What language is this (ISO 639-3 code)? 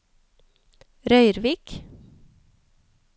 nor